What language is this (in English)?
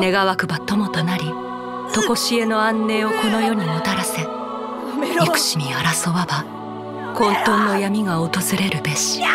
Japanese